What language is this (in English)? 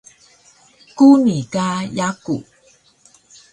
Taroko